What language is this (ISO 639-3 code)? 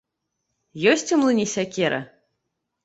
bel